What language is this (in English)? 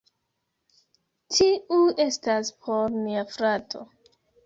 Esperanto